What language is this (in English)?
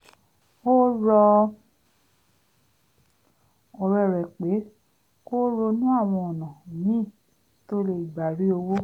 Yoruba